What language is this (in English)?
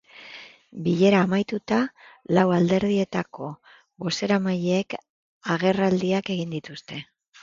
Basque